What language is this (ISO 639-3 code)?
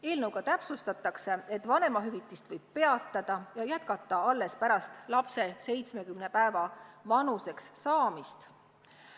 est